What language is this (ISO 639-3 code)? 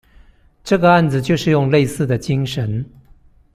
zho